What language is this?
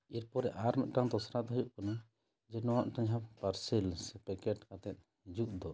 Santali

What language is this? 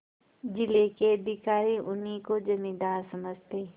Hindi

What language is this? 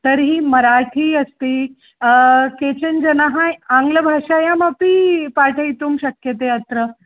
Sanskrit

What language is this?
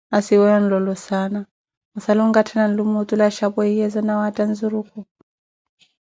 Koti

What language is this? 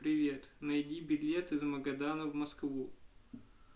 Russian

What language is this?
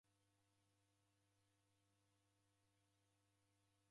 Taita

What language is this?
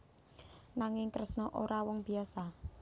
Javanese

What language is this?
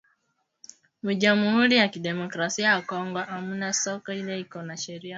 Swahili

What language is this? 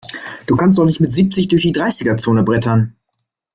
German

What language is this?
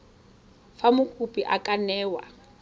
Tswana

